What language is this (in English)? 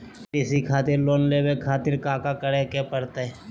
Magahi